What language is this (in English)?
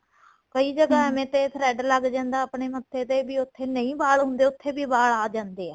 Punjabi